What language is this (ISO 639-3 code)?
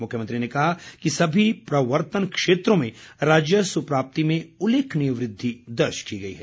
hin